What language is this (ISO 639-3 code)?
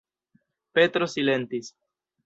epo